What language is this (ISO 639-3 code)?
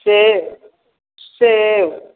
mai